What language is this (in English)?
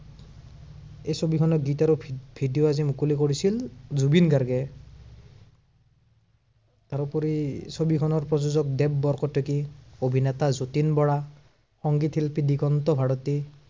Assamese